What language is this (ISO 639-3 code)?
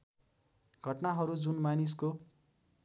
nep